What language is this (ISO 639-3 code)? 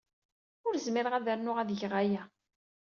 kab